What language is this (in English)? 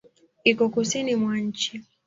Swahili